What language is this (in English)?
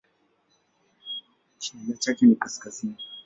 Swahili